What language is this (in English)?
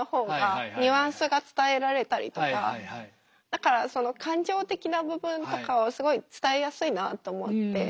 Japanese